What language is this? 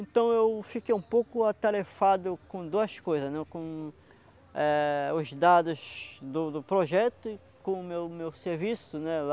Portuguese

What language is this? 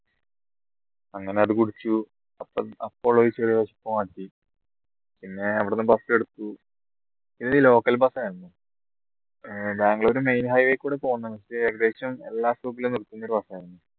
Malayalam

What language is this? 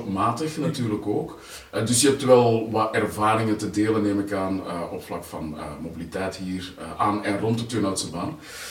Dutch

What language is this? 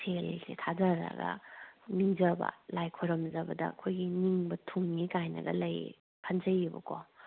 Manipuri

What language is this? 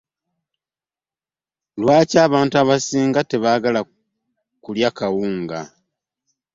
Ganda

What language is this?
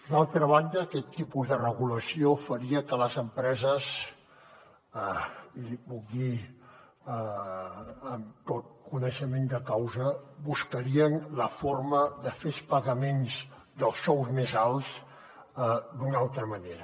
Catalan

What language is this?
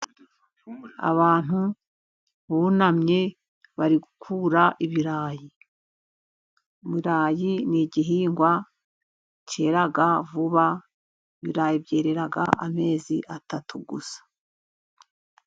Kinyarwanda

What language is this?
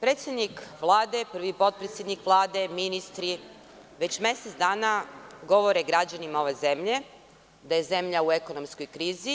Serbian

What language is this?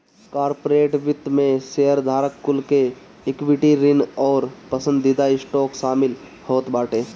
Bhojpuri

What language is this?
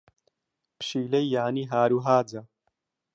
Central Kurdish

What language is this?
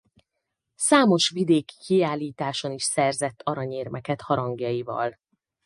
Hungarian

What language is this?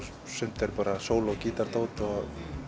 Icelandic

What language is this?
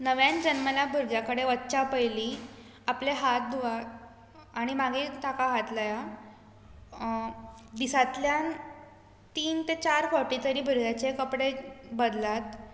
Konkani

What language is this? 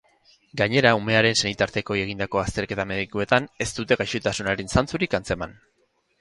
Basque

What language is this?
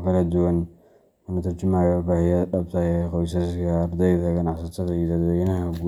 Somali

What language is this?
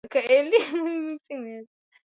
Swahili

